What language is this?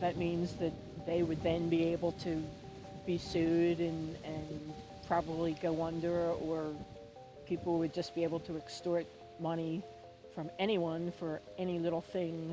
English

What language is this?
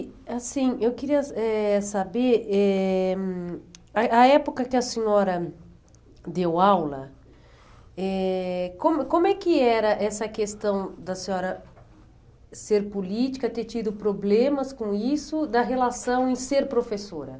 Portuguese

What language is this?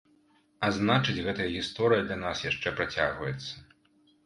Belarusian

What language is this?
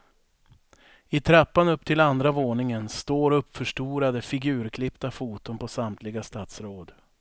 Swedish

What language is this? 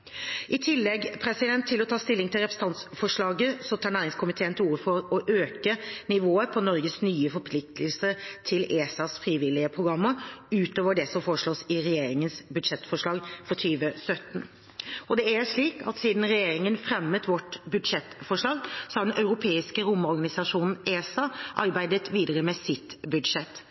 Norwegian Bokmål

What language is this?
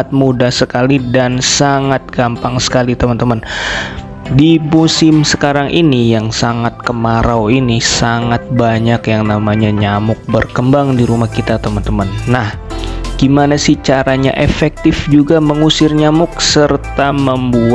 Indonesian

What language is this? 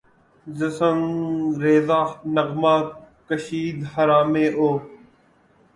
Urdu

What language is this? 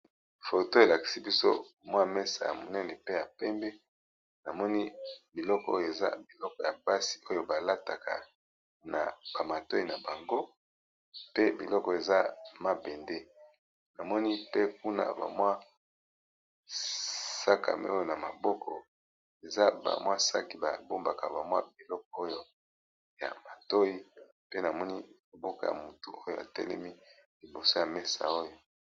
Lingala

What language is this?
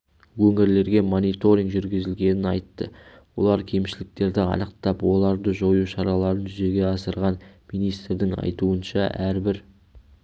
Kazakh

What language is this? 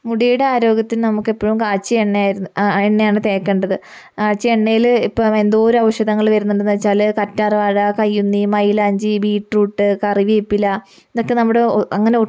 Malayalam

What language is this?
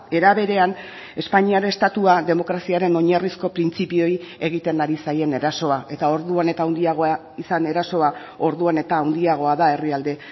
Basque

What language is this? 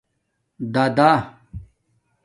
Domaaki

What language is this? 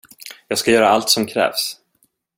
Swedish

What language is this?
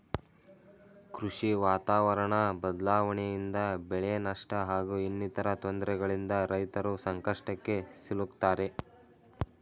Kannada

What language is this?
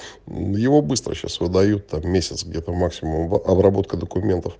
Russian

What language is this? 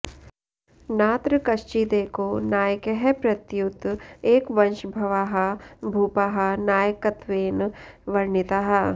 Sanskrit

